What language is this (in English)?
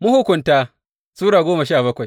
Hausa